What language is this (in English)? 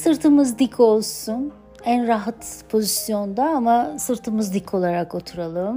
Turkish